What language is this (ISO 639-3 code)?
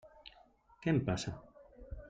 cat